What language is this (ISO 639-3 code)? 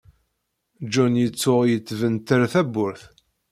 kab